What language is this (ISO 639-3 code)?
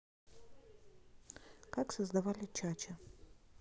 rus